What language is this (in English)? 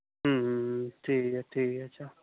Santali